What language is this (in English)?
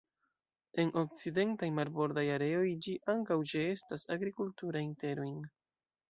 Esperanto